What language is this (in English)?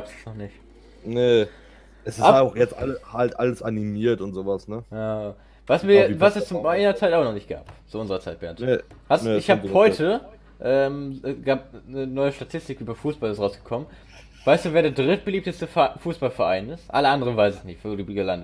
German